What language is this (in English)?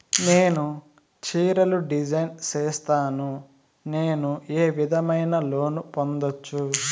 Telugu